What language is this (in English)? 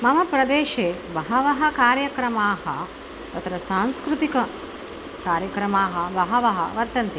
Sanskrit